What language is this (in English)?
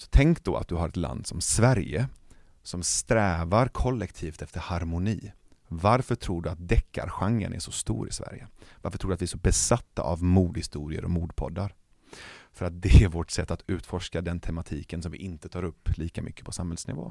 Swedish